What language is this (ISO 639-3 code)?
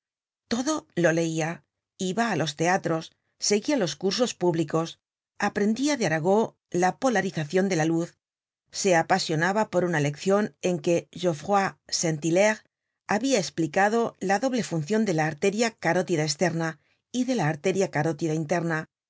spa